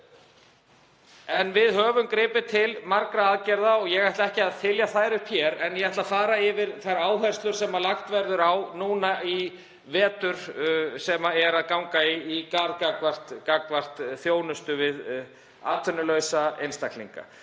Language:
Icelandic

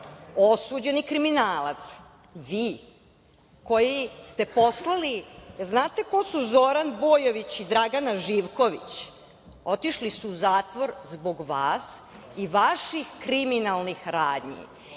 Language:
Serbian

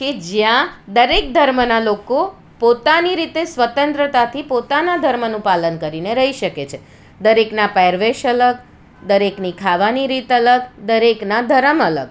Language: Gujarati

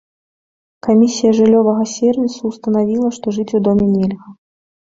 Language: Belarusian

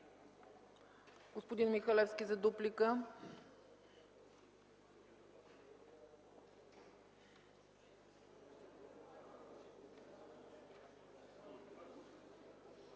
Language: Bulgarian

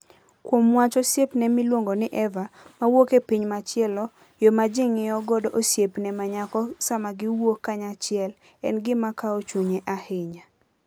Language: Luo (Kenya and Tanzania)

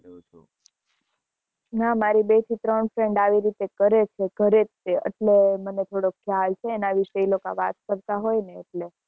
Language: Gujarati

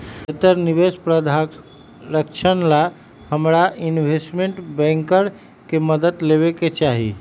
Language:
Magahi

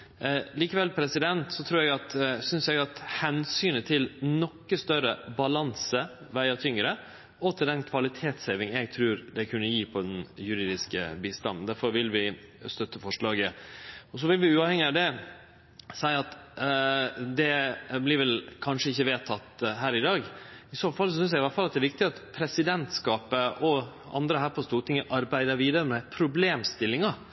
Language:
Norwegian Nynorsk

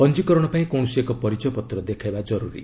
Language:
Odia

